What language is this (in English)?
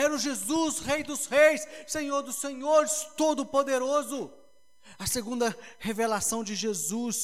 Portuguese